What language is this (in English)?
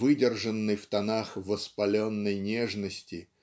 Russian